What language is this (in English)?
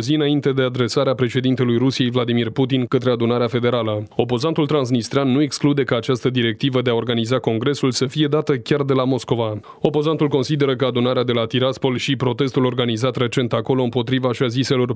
Romanian